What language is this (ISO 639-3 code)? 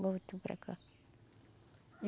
por